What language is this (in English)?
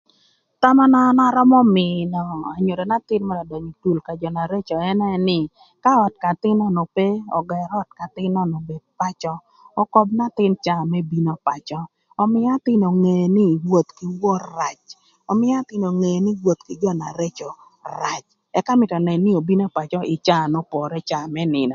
Thur